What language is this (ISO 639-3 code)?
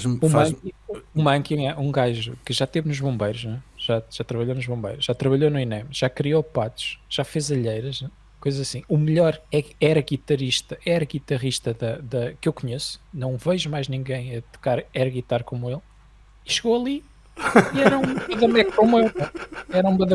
por